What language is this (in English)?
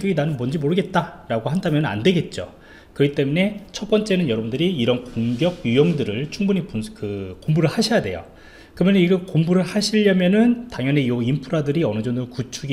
Korean